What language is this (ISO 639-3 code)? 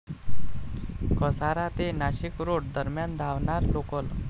mar